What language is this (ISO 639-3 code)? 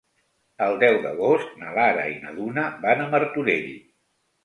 cat